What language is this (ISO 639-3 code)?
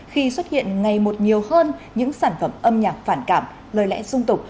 vie